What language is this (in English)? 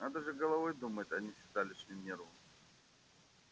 Russian